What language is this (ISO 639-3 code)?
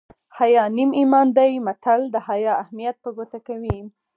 pus